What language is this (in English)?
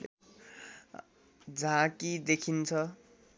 Nepali